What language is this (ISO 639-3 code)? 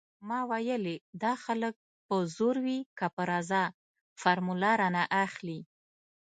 pus